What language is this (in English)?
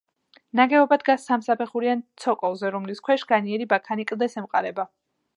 Georgian